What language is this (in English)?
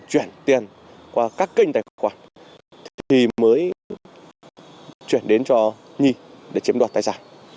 Vietnamese